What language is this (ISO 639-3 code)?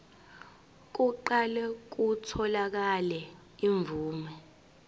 zul